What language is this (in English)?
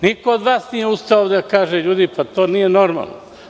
Serbian